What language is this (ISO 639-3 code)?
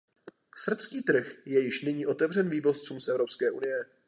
ces